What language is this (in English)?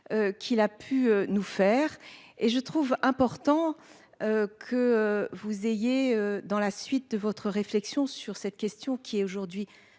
French